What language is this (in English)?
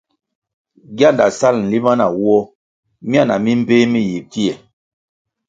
Kwasio